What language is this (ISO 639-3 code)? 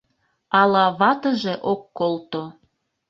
chm